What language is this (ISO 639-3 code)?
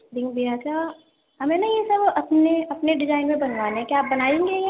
urd